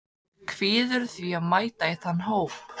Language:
Icelandic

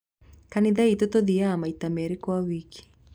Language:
Kikuyu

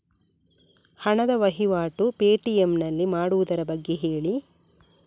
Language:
Kannada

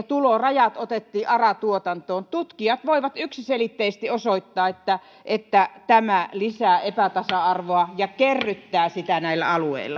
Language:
Finnish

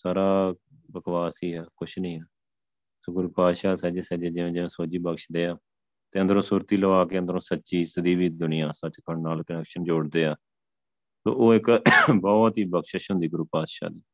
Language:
Punjabi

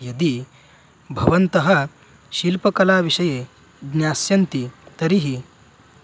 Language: Sanskrit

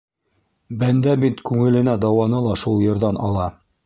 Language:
Bashkir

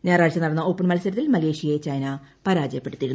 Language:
Malayalam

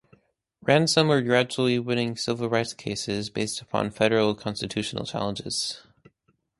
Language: English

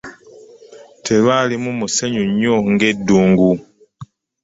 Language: Ganda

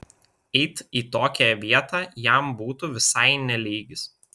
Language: Lithuanian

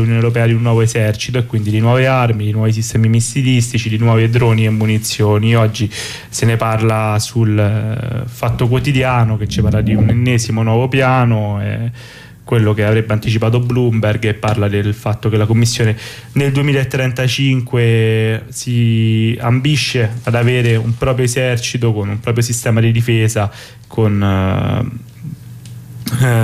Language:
Italian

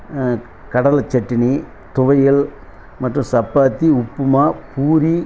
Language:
Tamil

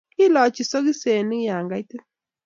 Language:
Kalenjin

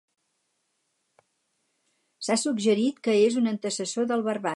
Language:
Catalan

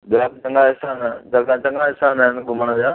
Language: Sindhi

